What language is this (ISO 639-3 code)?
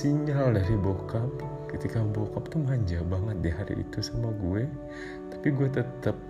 ind